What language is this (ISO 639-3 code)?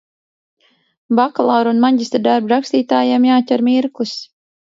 lav